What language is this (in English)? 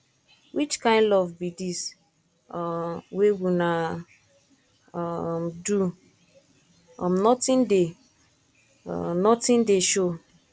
Nigerian Pidgin